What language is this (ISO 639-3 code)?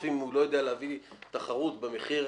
heb